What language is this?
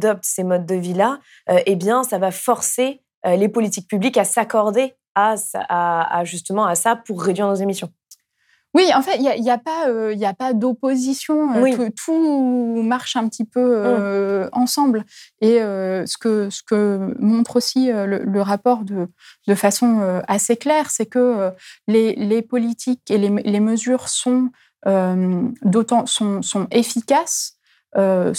French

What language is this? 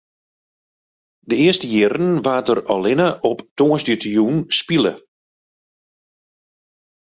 Western Frisian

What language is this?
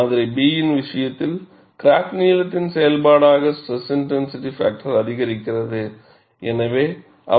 Tamil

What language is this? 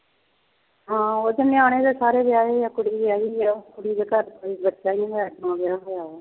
Punjabi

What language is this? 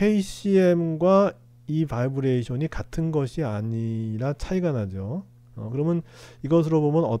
Korean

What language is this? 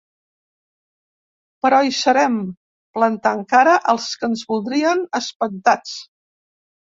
Catalan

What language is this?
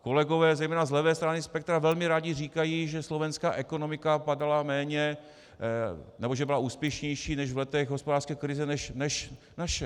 Czech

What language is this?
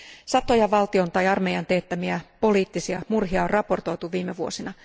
Finnish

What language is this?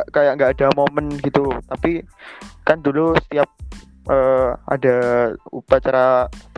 Indonesian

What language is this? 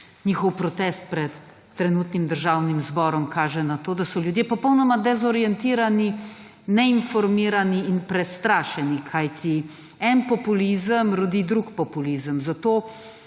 Slovenian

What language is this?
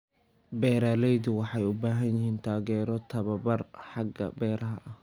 Somali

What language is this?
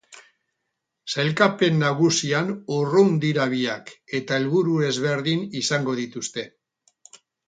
Basque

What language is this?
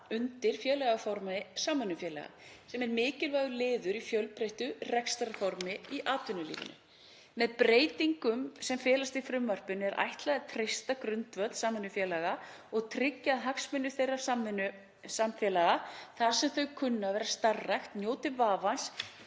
Icelandic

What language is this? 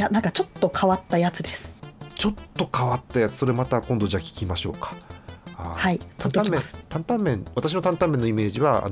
Japanese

